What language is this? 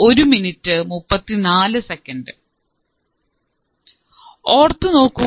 Malayalam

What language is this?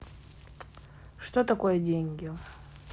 Russian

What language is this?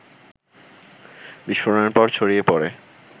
Bangla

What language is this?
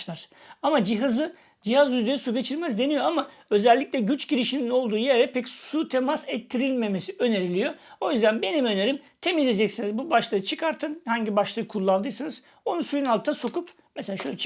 Turkish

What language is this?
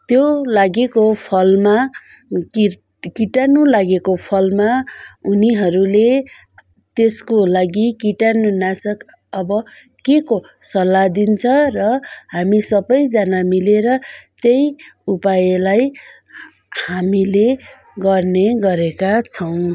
Nepali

